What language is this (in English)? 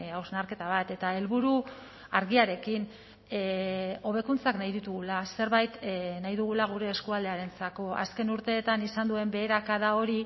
Basque